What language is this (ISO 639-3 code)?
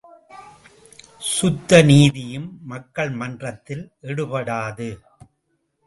tam